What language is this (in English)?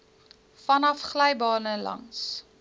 Afrikaans